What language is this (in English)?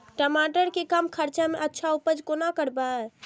Maithili